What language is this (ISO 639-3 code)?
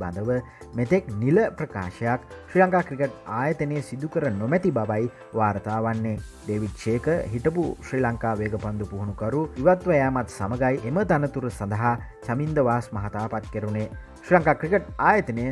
tha